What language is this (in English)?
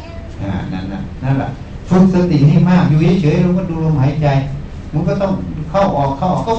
Thai